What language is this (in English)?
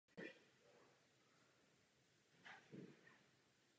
Czech